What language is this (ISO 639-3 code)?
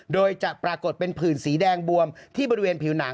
tha